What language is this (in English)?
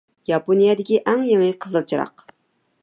Uyghur